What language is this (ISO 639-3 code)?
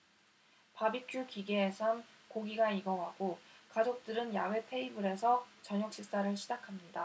kor